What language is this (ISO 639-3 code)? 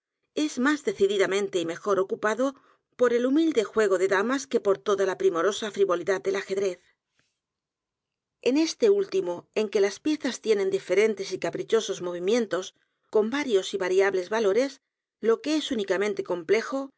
spa